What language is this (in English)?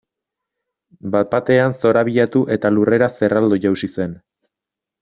Basque